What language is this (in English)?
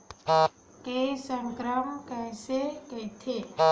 Chhattisgarhi